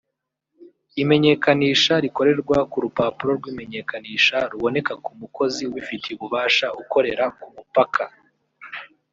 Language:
Kinyarwanda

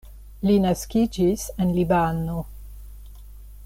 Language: Esperanto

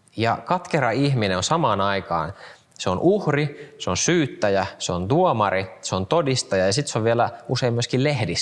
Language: Finnish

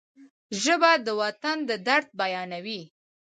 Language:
Pashto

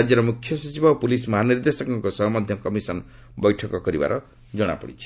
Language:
Odia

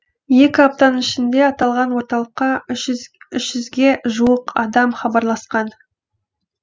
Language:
Kazakh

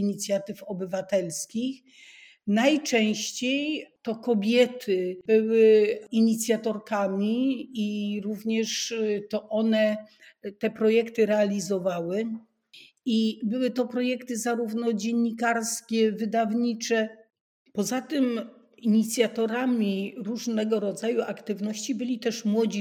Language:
Polish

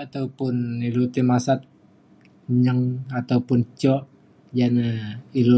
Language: Mainstream Kenyah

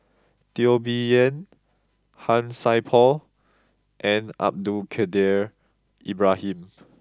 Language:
English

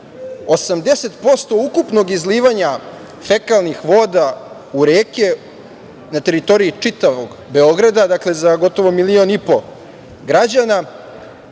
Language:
Serbian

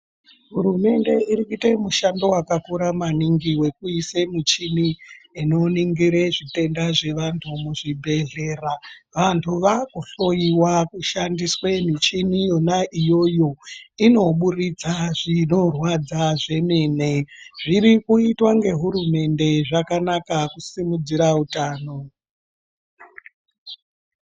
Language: Ndau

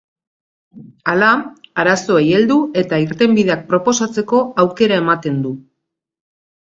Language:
Basque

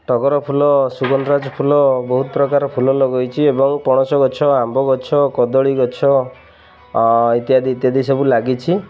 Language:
Odia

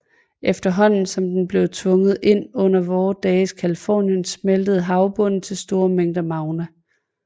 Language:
Danish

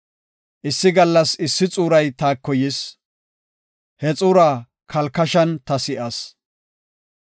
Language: Gofa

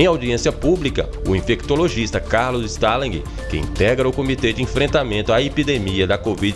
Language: Portuguese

